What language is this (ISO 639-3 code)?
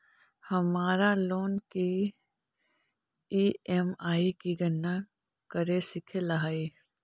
mag